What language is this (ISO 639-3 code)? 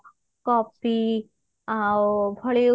ori